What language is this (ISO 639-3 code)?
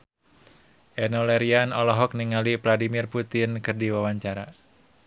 sun